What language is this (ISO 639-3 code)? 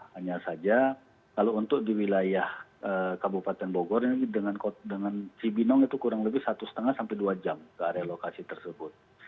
ind